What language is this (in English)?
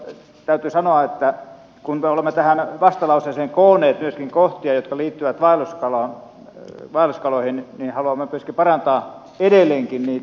Finnish